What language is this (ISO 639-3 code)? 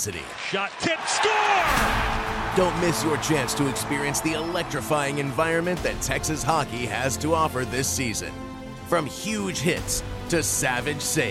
eng